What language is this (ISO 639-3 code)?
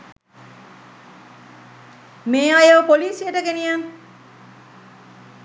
sin